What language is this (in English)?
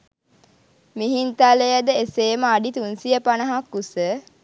Sinhala